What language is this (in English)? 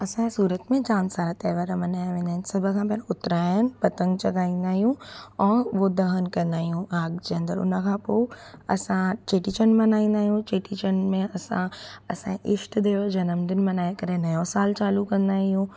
Sindhi